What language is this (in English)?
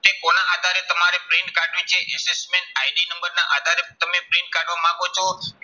Gujarati